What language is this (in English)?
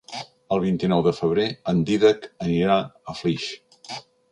Catalan